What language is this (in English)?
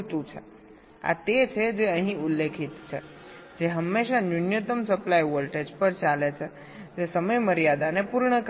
Gujarati